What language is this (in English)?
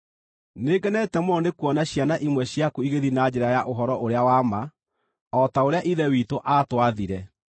Kikuyu